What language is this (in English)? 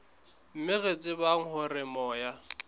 Southern Sotho